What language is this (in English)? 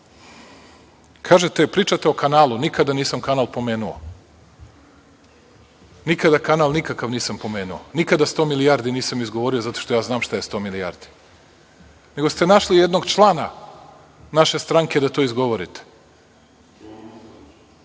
Serbian